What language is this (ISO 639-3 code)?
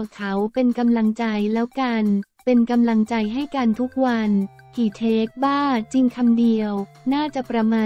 tha